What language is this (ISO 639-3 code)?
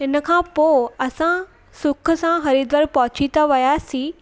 snd